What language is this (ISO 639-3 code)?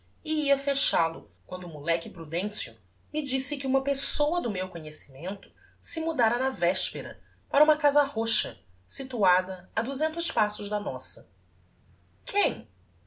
por